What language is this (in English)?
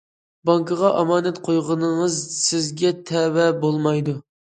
Uyghur